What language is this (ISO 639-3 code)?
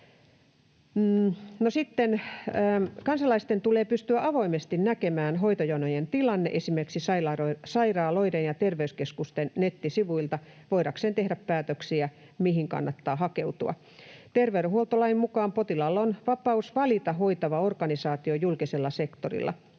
fin